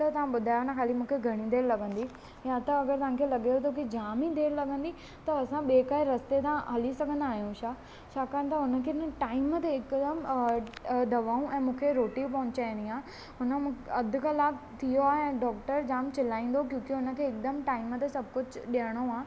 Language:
Sindhi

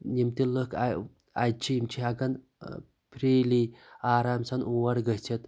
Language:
Kashmiri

